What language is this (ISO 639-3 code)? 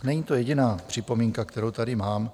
ces